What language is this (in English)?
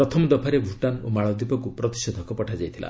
Odia